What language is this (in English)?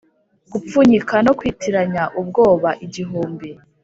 Kinyarwanda